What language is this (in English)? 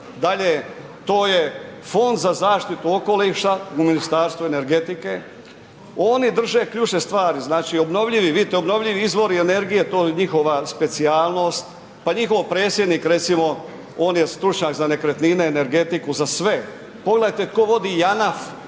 Croatian